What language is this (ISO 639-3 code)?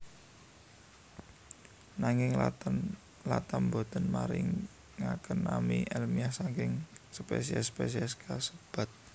jav